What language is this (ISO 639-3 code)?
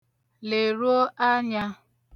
ibo